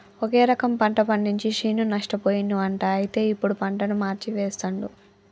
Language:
Telugu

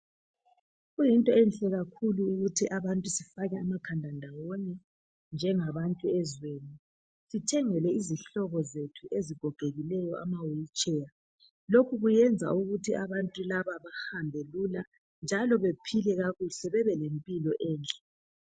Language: North Ndebele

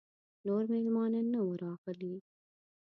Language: Pashto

